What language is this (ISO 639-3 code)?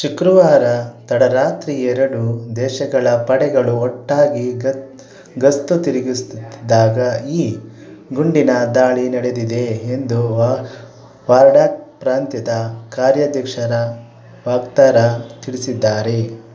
kan